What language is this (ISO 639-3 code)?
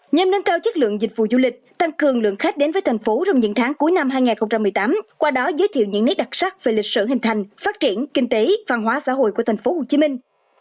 vie